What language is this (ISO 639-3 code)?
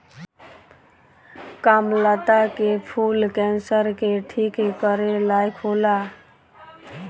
bho